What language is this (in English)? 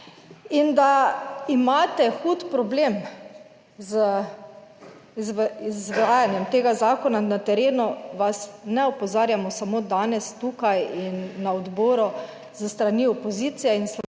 Slovenian